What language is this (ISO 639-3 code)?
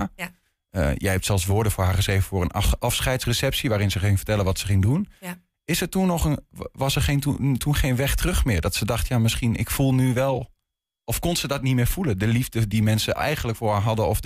nld